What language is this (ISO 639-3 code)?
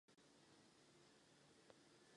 ces